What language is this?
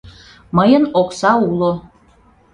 Mari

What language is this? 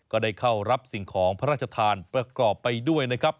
Thai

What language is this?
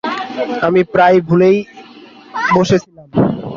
Bangla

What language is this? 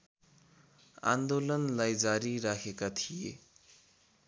Nepali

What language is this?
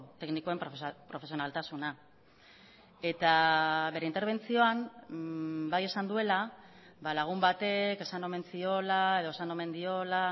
Basque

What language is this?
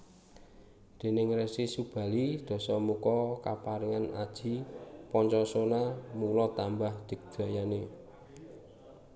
Javanese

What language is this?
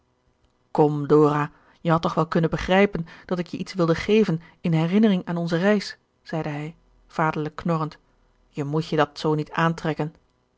Dutch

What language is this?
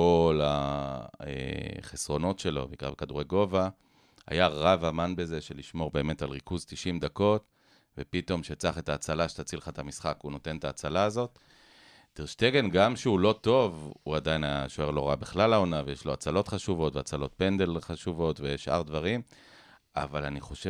Hebrew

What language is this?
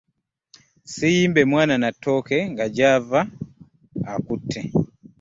Ganda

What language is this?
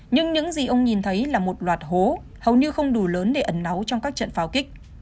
Vietnamese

